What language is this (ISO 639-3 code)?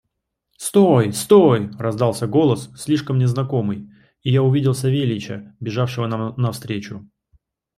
rus